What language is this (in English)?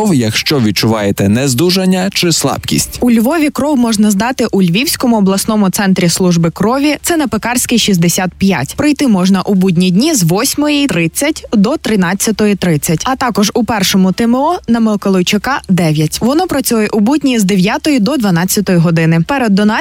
Ukrainian